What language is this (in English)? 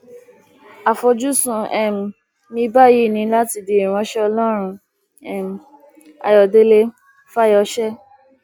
Yoruba